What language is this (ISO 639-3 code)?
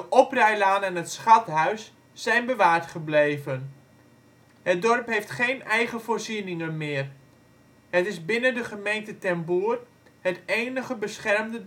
nld